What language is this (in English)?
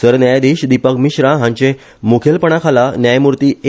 Konkani